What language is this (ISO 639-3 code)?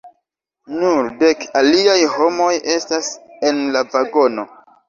epo